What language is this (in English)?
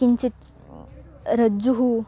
Sanskrit